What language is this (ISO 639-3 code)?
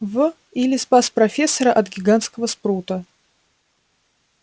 rus